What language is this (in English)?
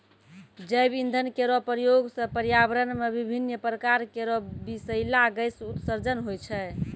Maithili